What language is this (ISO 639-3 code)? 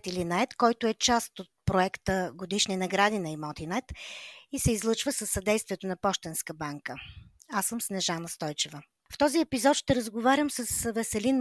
bul